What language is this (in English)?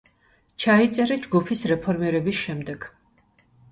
Georgian